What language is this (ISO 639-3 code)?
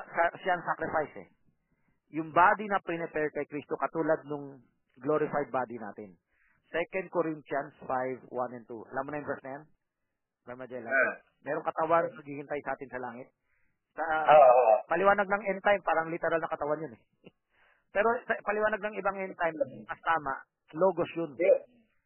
fil